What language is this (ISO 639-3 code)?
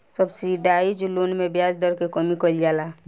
bho